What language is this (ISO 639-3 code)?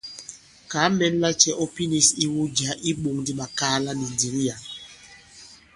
abb